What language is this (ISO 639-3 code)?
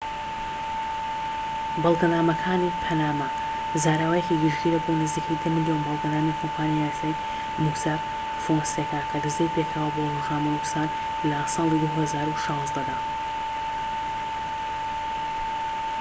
ckb